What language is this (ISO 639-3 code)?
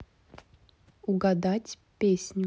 rus